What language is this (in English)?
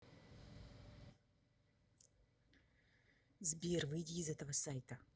Russian